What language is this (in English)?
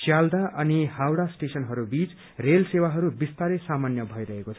Nepali